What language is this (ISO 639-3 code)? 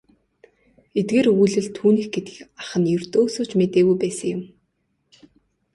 mon